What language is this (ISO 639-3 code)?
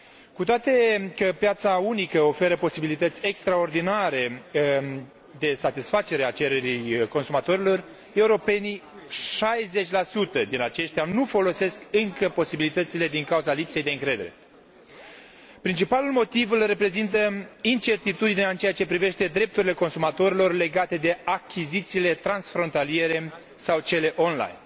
ron